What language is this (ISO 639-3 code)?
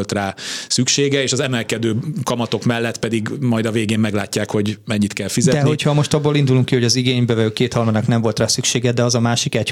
hun